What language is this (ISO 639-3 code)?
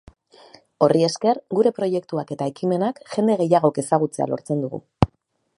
eus